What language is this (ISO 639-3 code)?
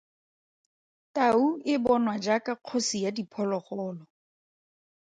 tsn